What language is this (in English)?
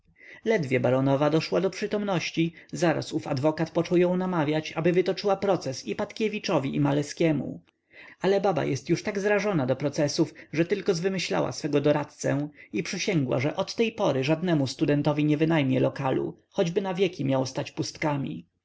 Polish